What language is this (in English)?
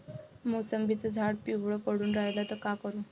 Marathi